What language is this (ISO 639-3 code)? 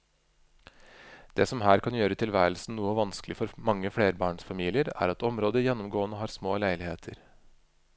nor